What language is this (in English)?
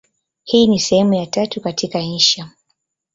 Swahili